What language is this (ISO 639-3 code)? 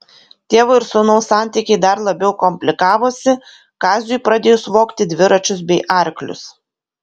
lit